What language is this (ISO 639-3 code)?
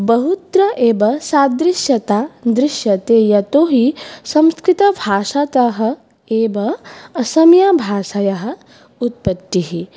san